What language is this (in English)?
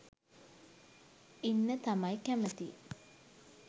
Sinhala